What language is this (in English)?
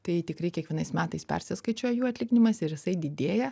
Lithuanian